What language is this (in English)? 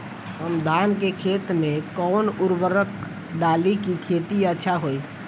Bhojpuri